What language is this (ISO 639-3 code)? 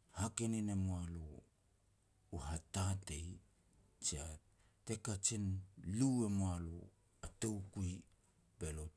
pex